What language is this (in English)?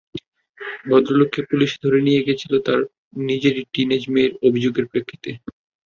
Bangla